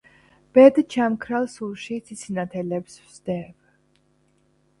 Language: Georgian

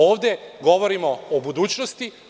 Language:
Serbian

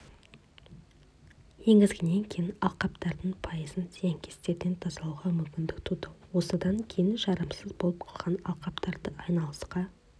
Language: Kazakh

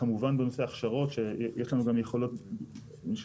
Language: Hebrew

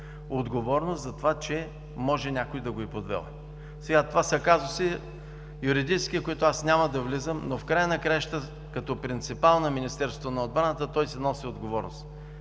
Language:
Bulgarian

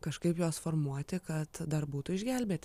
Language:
Lithuanian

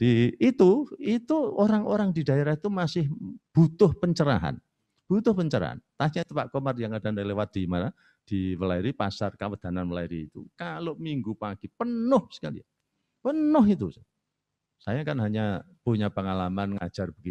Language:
Indonesian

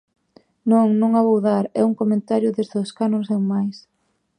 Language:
Galician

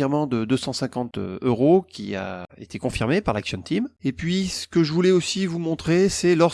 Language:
French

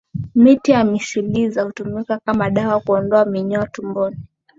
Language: Swahili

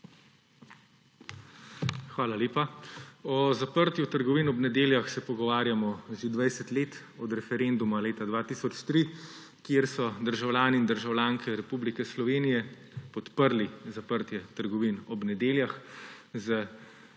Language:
Slovenian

